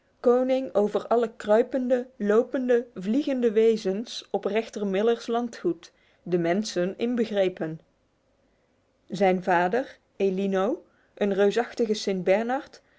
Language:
Dutch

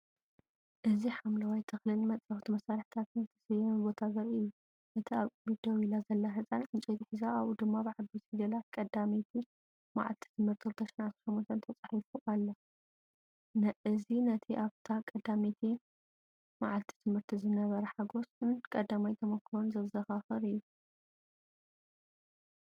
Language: Tigrinya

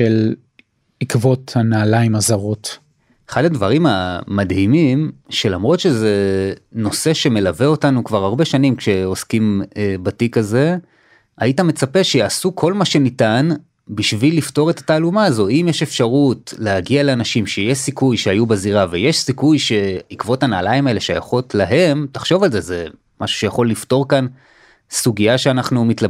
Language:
Hebrew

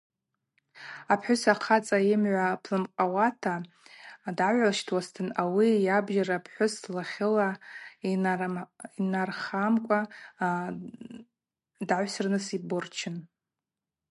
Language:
Abaza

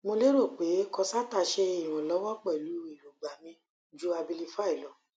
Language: Yoruba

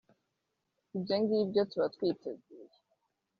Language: Kinyarwanda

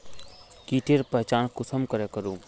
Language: Magahi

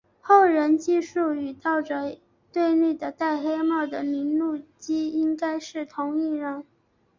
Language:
Chinese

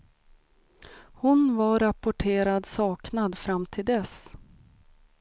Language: Swedish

